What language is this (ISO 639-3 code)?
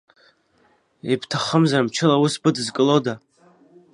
abk